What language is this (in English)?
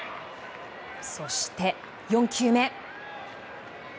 Japanese